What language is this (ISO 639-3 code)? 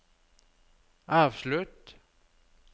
nor